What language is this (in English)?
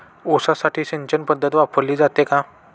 Marathi